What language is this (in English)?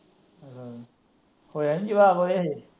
Punjabi